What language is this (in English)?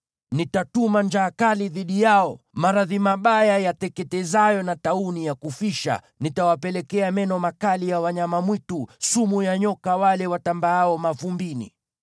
Swahili